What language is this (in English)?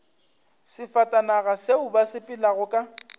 Northern Sotho